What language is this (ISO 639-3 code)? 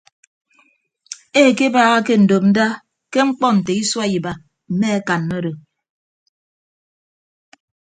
ibb